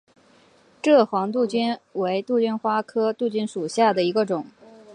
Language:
Chinese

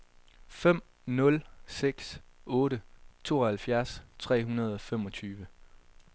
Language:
Danish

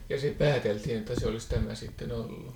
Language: Finnish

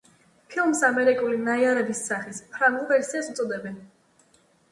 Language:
Georgian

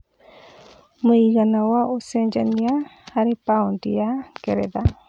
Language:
Kikuyu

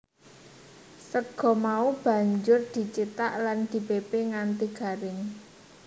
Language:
Javanese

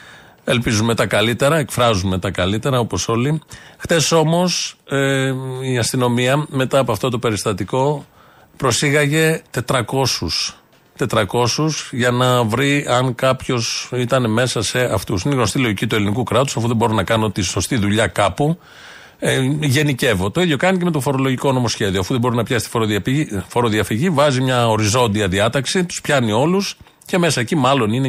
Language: Greek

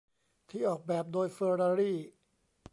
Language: Thai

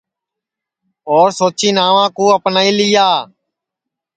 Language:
Sansi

